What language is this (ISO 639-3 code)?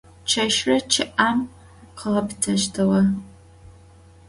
ady